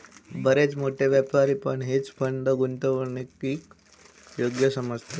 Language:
Marathi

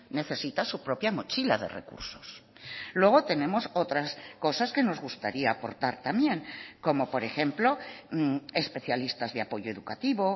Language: Spanish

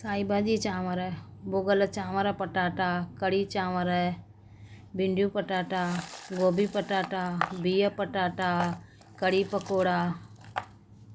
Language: Sindhi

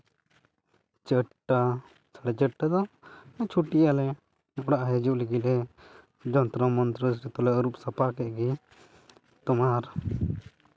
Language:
Santali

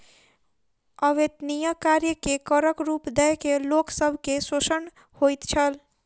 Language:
Maithili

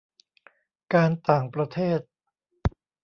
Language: Thai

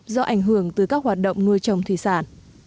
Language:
Vietnamese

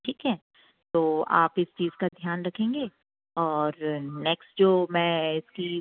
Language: Hindi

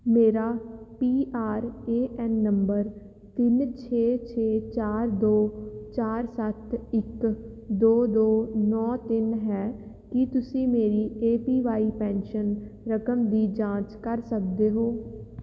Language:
Punjabi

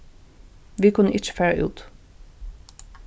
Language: Faroese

